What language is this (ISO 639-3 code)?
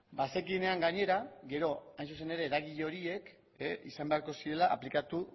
eus